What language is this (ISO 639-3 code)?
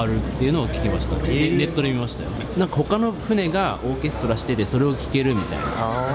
jpn